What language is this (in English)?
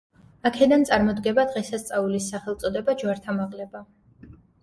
Georgian